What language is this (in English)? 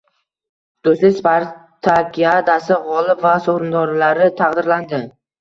Uzbek